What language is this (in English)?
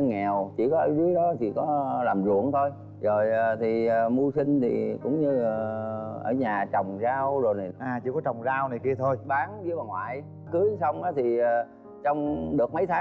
Vietnamese